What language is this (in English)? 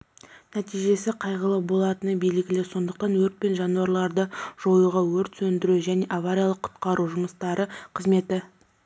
Kazakh